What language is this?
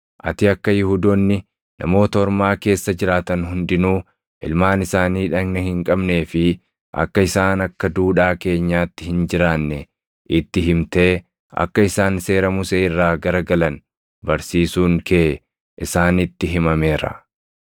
Oromo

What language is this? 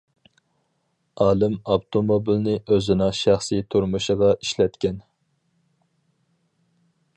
Uyghur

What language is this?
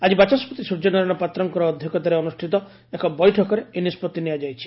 Odia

